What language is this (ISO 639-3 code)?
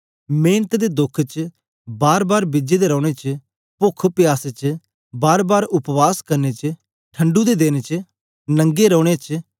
doi